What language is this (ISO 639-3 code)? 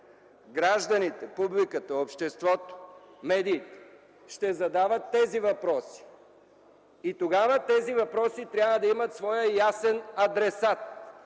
bul